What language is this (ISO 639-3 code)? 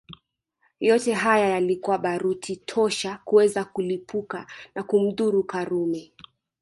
swa